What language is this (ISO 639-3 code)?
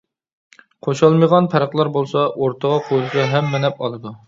uig